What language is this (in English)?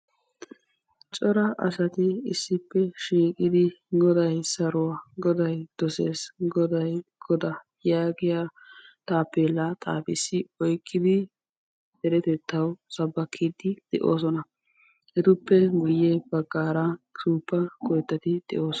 Wolaytta